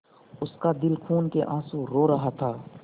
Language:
Hindi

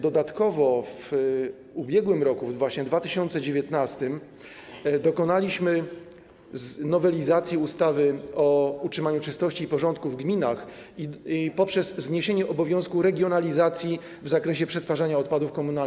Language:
Polish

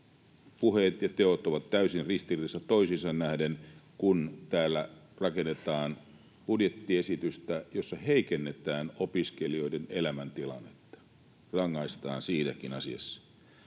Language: Finnish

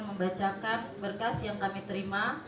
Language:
Indonesian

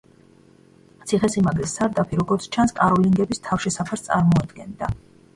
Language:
Georgian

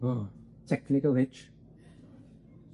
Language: Welsh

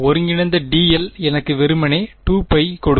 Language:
Tamil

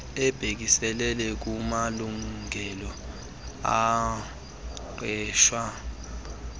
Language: Xhosa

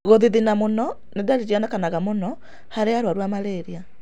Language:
Kikuyu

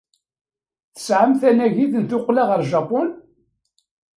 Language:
Kabyle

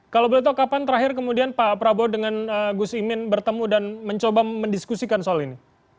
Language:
Indonesian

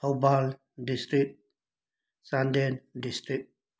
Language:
Manipuri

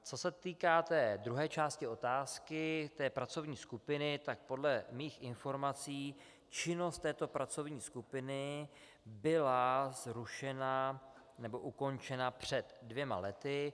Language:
Czech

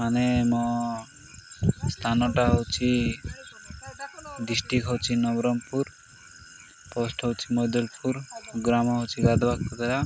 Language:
Odia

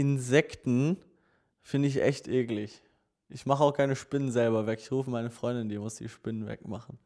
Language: German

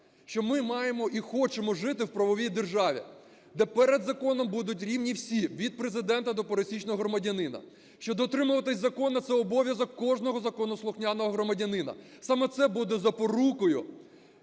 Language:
Ukrainian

